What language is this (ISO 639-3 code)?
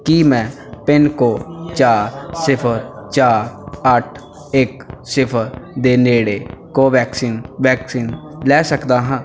pan